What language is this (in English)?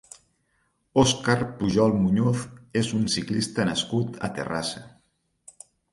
Catalan